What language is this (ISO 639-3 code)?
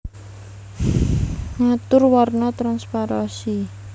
jav